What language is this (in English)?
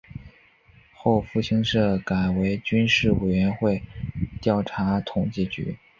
Chinese